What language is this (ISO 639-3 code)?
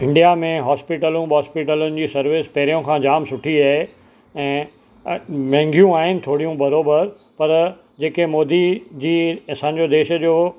snd